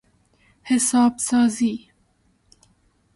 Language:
Persian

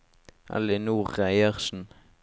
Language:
Norwegian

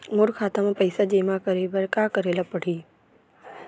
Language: Chhattisgarhi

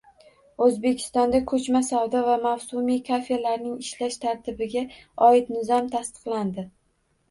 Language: Uzbek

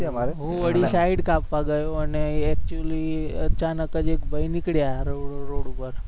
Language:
Gujarati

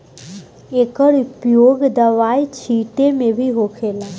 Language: Bhojpuri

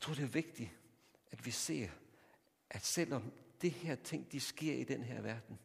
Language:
Danish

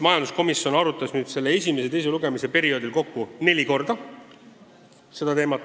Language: Estonian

